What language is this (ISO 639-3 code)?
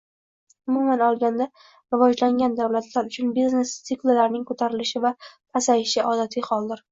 uzb